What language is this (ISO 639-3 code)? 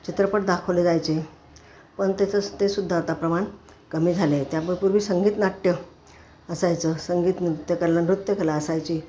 mar